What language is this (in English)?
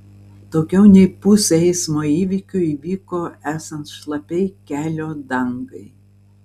Lithuanian